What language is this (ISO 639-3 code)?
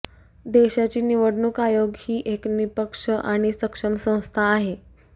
mar